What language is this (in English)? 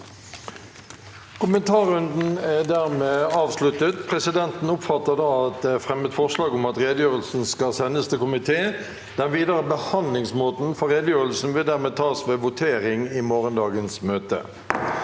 Norwegian